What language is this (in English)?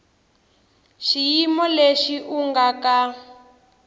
Tsonga